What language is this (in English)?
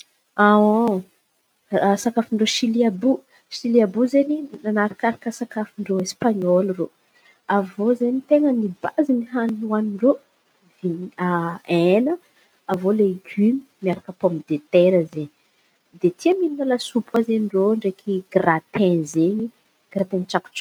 Antankarana Malagasy